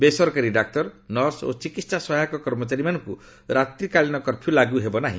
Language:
Odia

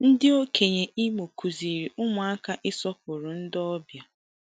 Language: Igbo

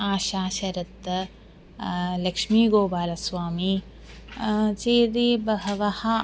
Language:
Sanskrit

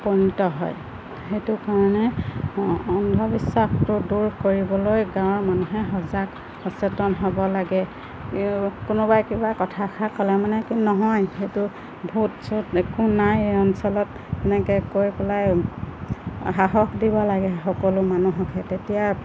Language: Assamese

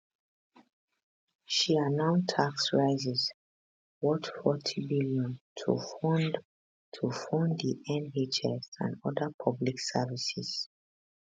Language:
Nigerian Pidgin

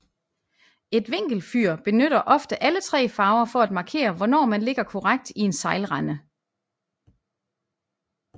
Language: Danish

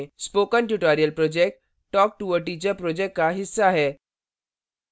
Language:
Hindi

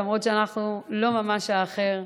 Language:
Hebrew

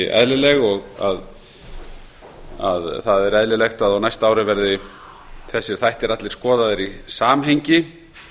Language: Icelandic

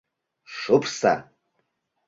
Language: Mari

